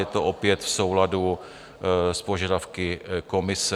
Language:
Czech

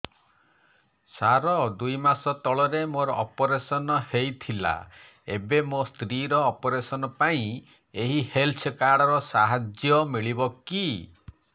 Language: Odia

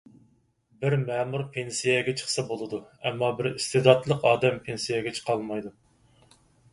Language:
Uyghur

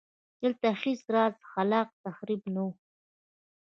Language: Pashto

